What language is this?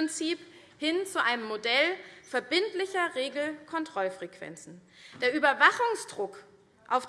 German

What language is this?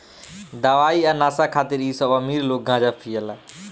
Bhojpuri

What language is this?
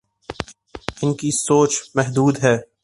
Urdu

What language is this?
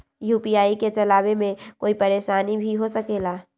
Magahi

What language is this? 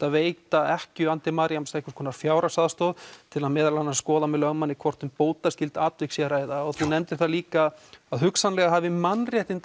Icelandic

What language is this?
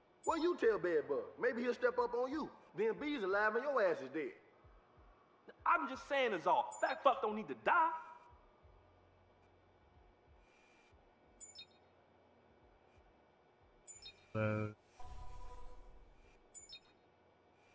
English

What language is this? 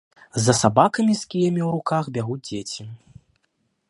Belarusian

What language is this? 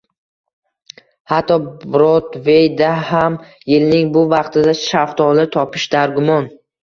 Uzbek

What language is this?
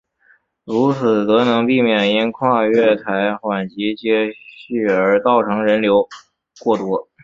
Chinese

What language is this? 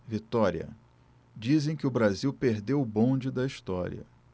Portuguese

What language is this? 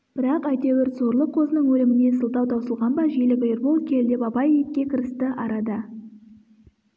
Kazakh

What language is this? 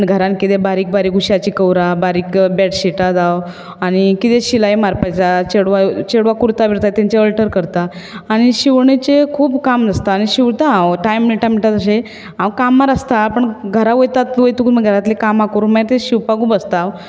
Konkani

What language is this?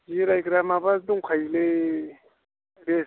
Bodo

